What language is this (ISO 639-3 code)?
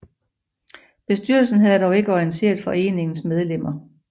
dan